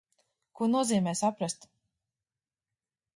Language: Latvian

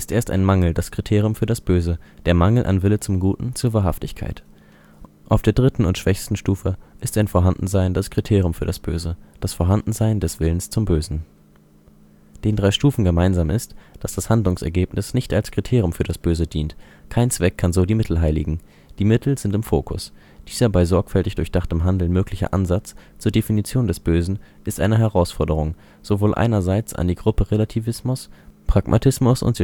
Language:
German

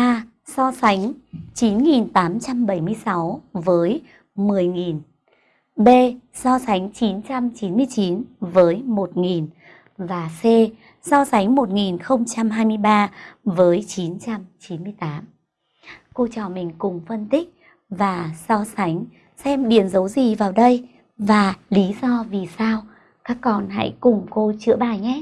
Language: Vietnamese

